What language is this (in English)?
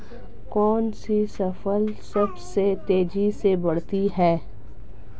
Hindi